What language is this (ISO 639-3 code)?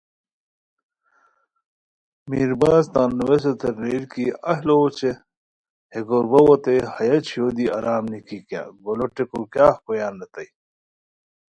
khw